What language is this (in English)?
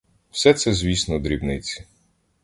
Ukrainian